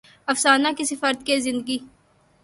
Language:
Urdu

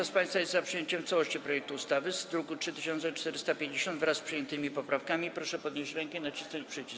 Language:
Polish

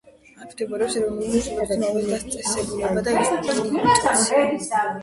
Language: Georgian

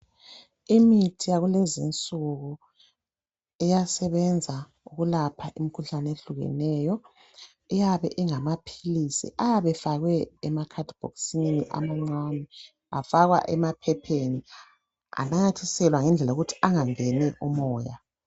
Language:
North Ndebele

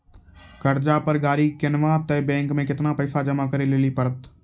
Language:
Maithili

